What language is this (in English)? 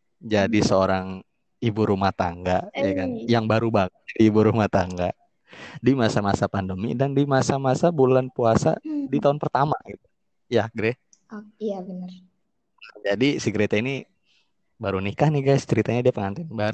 Indonesian